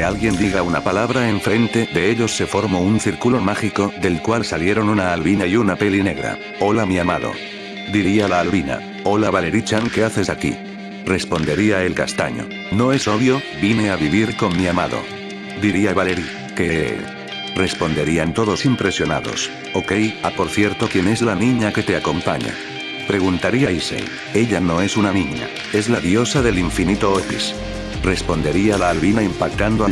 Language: Spanish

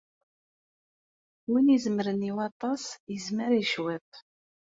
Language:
Kabyle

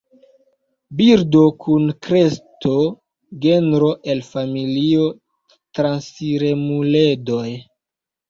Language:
Esperanto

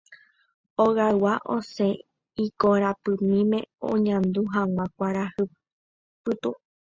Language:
Guarani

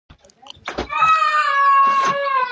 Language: Pashto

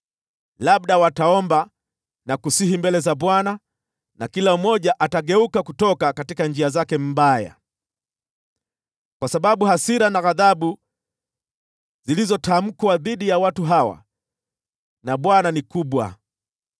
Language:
Swahili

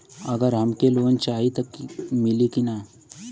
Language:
Bhojpuri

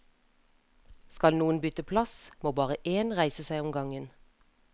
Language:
Norwegian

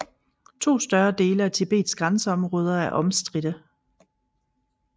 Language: Danish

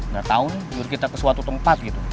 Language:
Indonesian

